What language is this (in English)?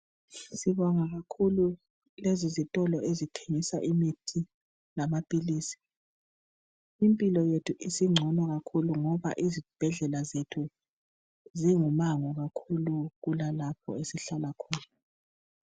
North Ndebele